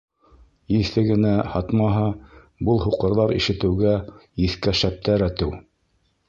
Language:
Bashkir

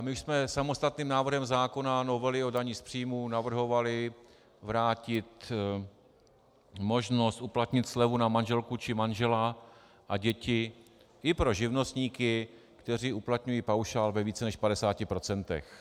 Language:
Czech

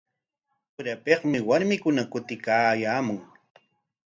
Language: Corongo Ancash Quechua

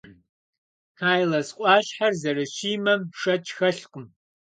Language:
Kabardian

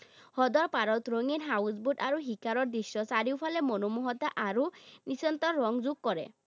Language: Assamese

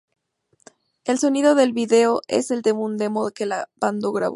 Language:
Spanish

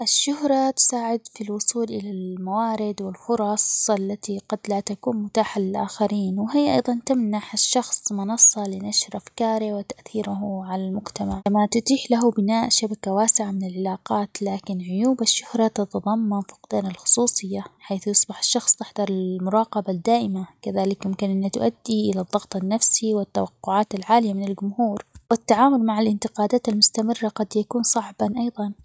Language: Omani Arabic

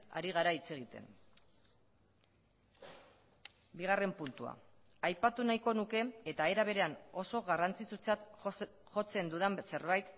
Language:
Basque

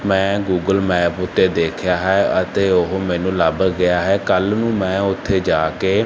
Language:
Punjabi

